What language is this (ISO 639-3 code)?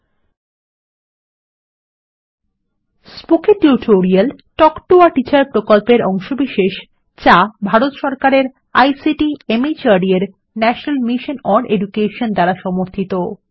ben